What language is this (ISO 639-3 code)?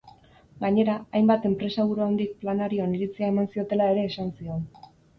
eus